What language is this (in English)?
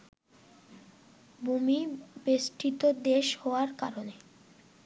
Bangla